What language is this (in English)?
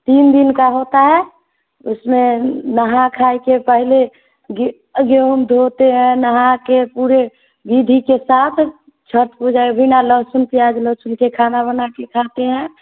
Hindi